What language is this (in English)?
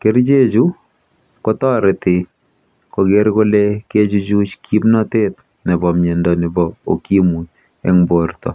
Kalenjin